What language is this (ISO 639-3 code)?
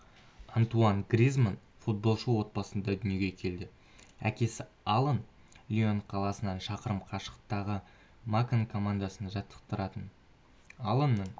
kaz